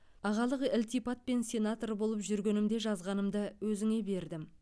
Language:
Kazakh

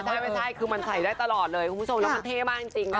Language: Thai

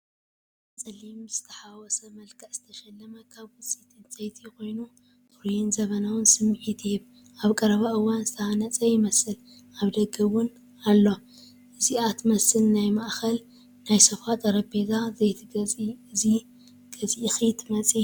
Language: Tigrinya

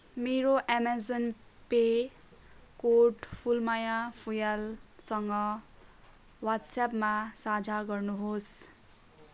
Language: Nepali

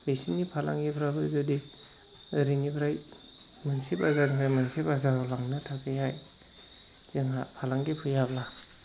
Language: Bodo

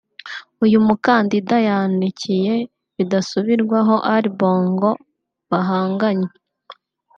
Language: Kinyarwanda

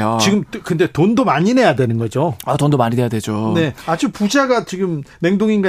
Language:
Korean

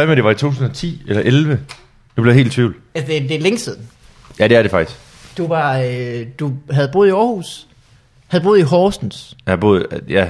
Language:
Danish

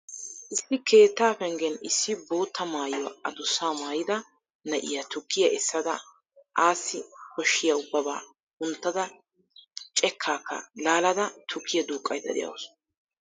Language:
Wolaytta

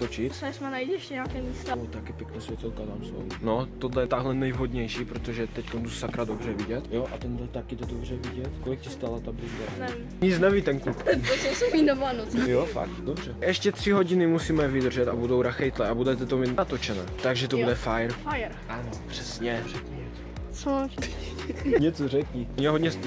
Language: Czech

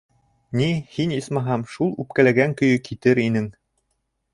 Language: Bashkir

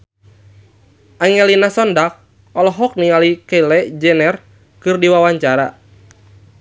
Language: Sundanese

